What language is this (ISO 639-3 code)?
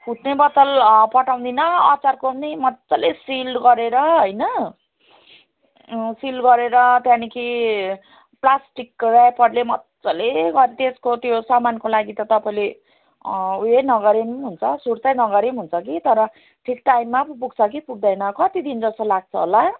nep